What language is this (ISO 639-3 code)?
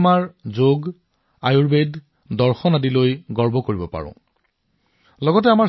asm